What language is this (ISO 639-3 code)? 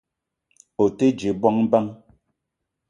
eto